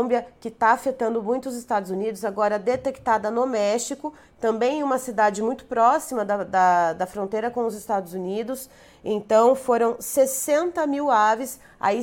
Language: Portuguese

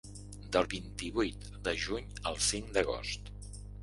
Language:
Catalan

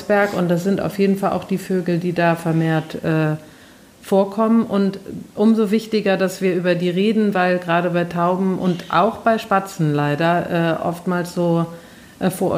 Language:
German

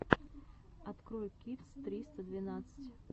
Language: Russian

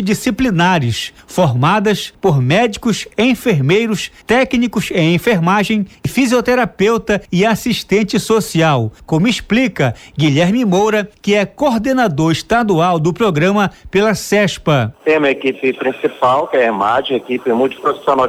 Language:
Portuguese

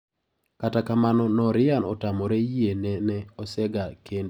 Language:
Luo (Kenya and Tanzania)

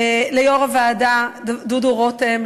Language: Hebrew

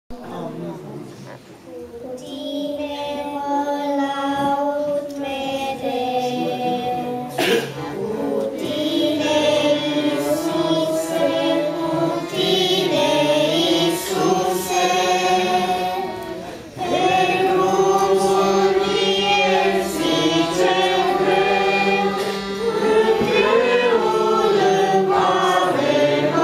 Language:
Romanian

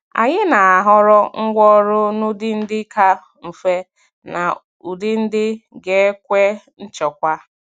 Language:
Igbo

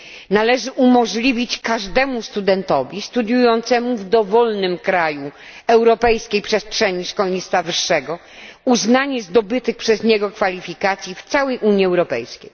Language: Polish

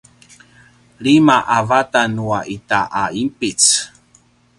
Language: Paiwan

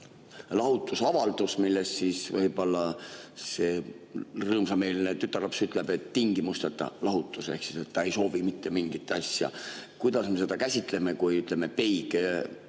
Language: Estonian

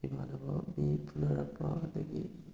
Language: Manipuri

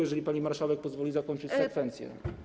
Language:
Polish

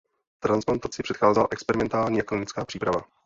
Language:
Czech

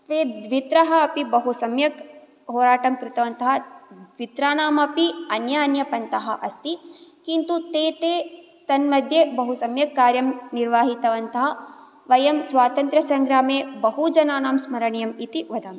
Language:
Sanskrit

